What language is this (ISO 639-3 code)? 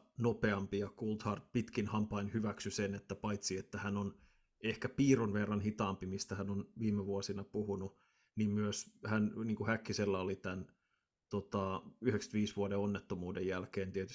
fin